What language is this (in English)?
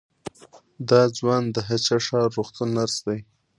Pashto